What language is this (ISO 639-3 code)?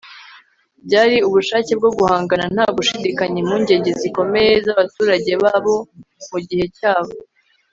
kin